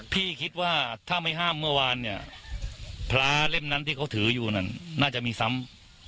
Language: Thai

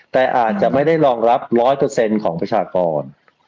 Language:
Thai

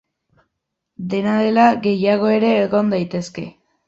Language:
Basque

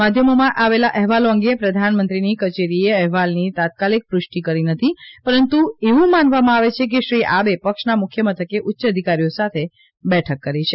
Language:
Gujarati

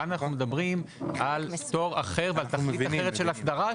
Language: Hebrew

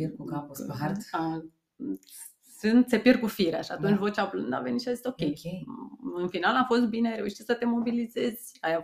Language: Romanian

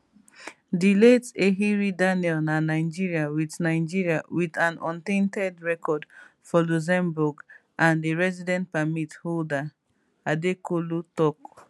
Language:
Nigerian Pidgin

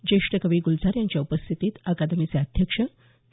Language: Marathi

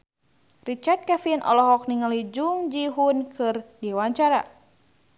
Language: Sundanese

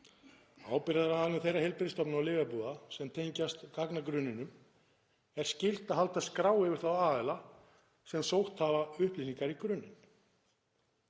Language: Icelandic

